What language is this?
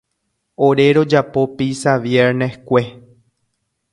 Guarani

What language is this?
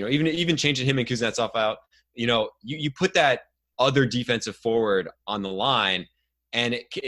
English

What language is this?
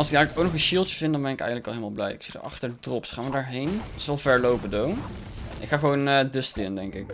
Dutch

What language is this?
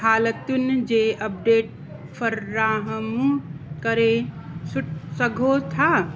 Sindhi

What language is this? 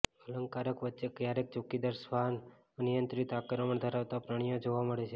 Gujarati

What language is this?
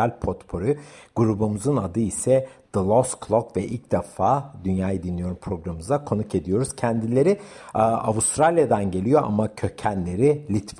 Turkish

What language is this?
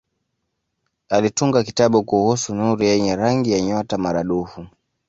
Swahili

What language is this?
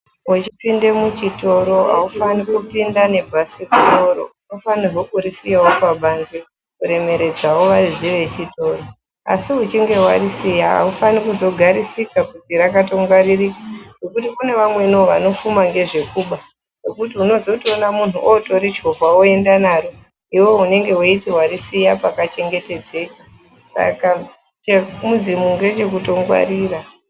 Ndau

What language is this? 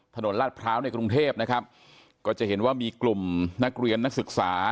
Thai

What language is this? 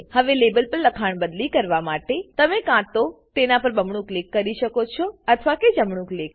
Gujarati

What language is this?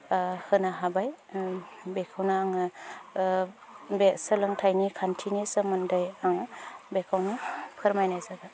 Bodo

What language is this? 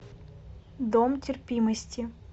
Russian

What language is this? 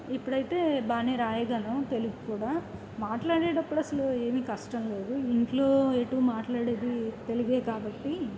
Telugu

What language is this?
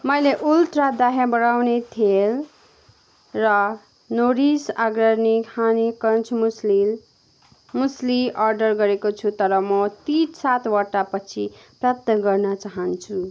Nepali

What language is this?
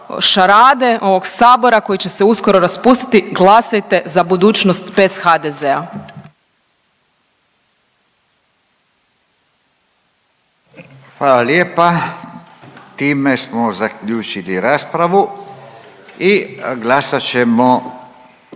Croatian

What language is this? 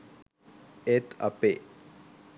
Sinhala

